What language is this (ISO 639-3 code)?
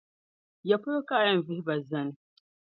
dag